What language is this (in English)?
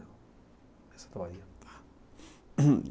Portuguese